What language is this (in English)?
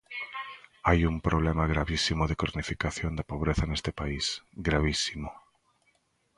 Galician